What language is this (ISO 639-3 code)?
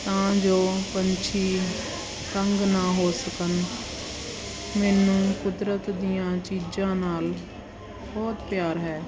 pan